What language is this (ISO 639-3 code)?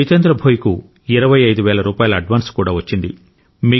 tel